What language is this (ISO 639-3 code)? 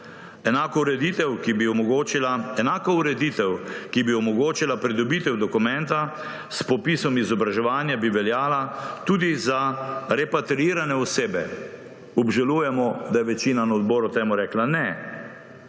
slv